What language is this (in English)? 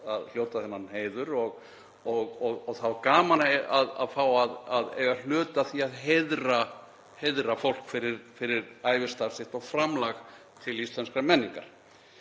Icelandic